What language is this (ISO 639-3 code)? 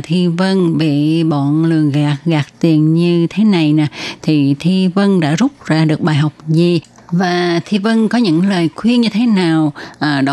vie